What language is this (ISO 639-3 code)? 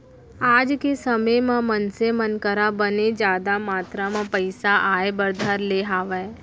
hne